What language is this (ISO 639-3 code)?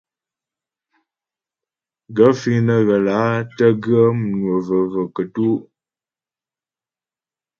bbj